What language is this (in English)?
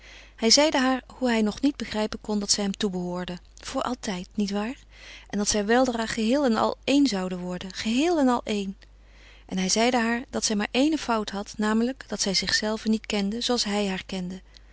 Dutch